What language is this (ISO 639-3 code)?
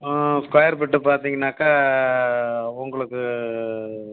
tam